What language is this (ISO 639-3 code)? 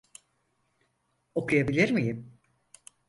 tur